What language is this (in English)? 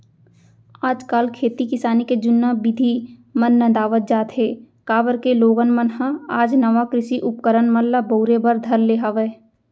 Chhattisgarhi